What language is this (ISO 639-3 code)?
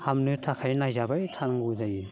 brx